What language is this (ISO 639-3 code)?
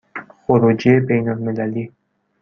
fas